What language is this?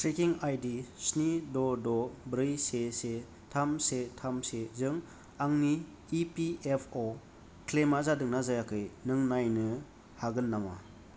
Bodo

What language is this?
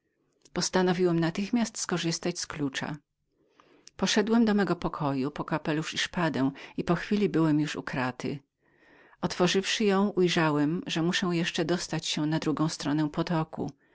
Polish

